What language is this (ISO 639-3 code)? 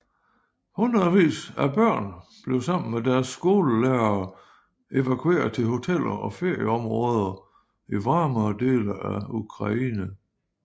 dan